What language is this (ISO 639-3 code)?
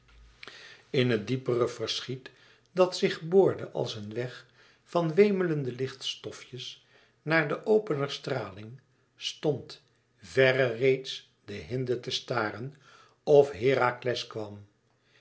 nld